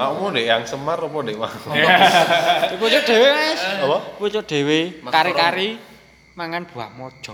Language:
Indonesian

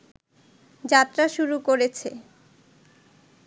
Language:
Bangla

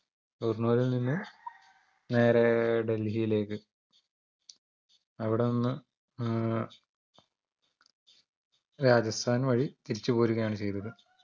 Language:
Malayalam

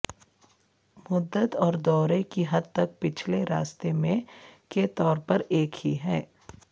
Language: Urdu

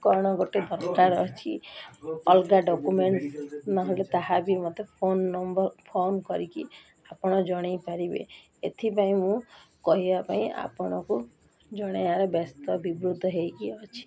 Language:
Odia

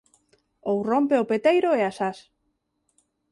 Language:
Galician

